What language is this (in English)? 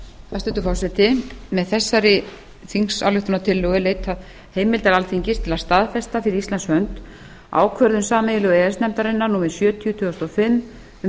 Icelandic